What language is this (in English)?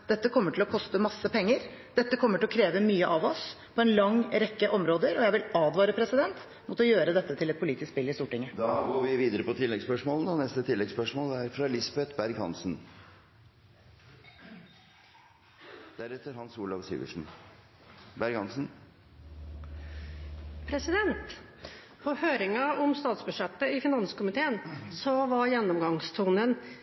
Norwegian Bokmål